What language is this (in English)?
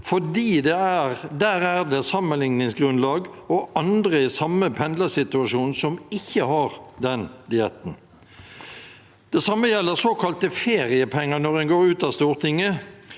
Norwegian